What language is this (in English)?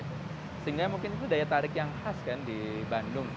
Indonesian